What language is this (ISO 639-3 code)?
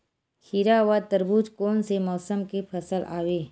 hne